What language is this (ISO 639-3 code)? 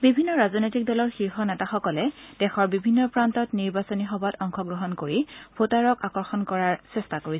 asm